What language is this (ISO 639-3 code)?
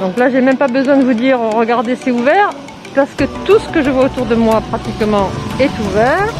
fra